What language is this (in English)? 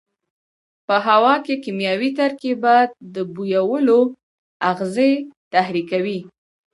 Pashto